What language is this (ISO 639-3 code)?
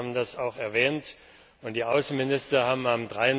deu